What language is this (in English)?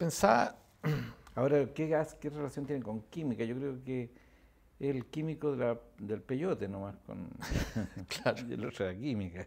Spanish